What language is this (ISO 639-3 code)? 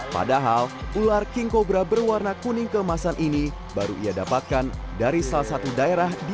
ind